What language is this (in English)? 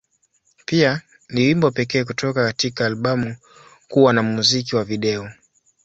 Swahili